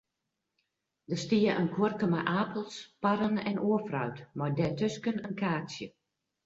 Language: Western Frisian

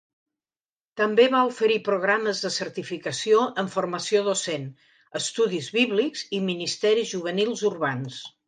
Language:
Catalan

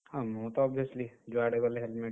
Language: Odia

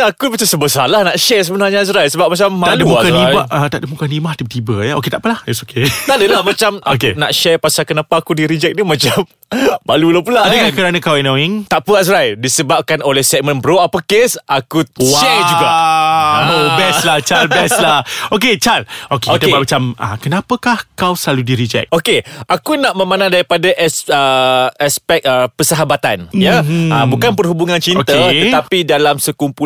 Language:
Malay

